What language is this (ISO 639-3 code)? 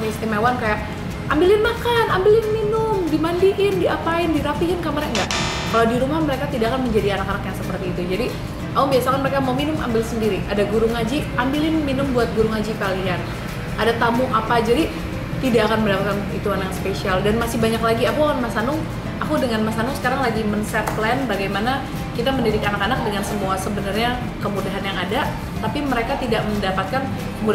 ind